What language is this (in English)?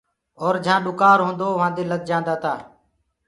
Gurgula